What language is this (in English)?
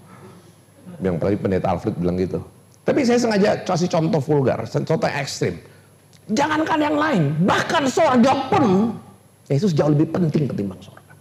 Indonesian